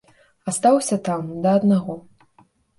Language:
Belarusian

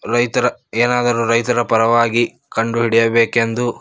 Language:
Kannada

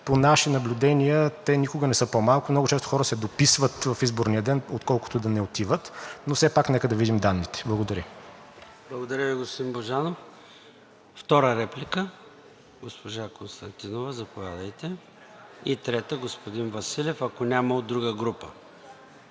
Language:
Bulgarian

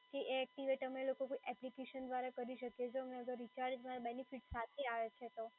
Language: Gujarati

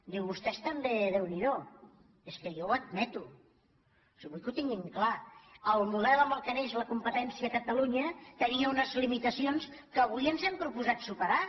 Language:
Catalan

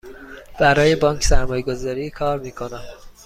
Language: Persian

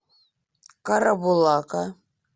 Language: Russian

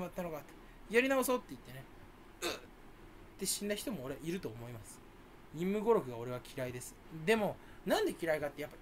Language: Japanese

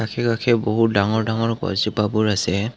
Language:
Assamese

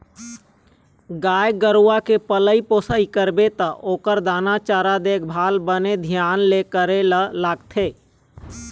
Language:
Chhattisgarhi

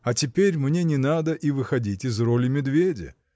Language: Russian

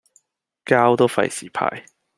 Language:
Cantonese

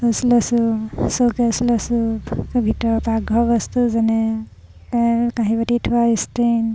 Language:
Assamese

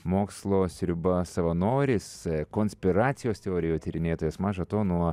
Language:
Lithuanian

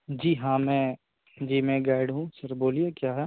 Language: Urdu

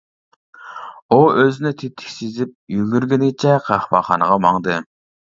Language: Uyghur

